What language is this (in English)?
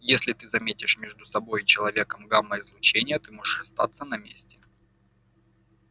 Russian